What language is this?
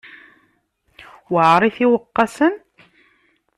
Kabyle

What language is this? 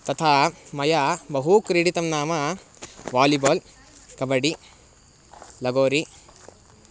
Sanskrit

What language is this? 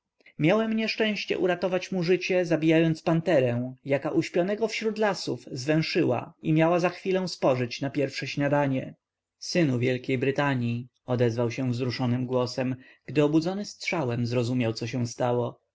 Polish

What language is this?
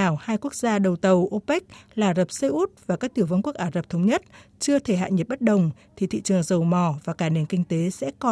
Vietnamese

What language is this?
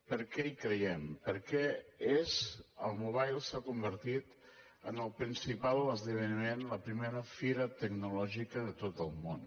Catalan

